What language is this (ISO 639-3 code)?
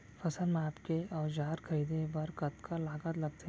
hne